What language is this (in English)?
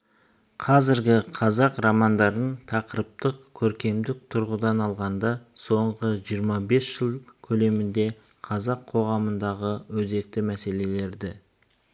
Kazakh